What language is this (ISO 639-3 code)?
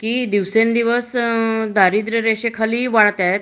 mar